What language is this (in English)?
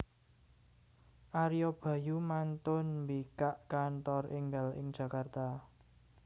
Javanese